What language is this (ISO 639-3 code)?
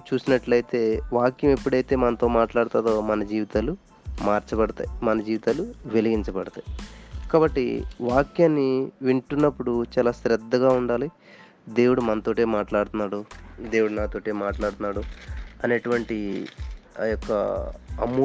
tel